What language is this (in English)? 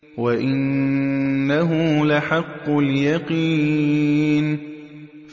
Arabic